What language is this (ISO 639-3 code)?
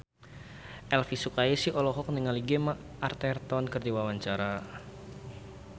sun